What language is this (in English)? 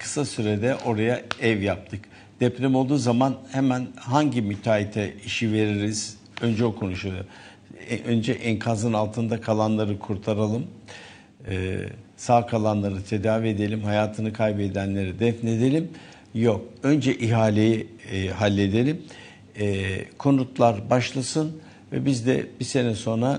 Turkish